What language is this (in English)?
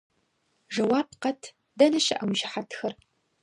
Kabardian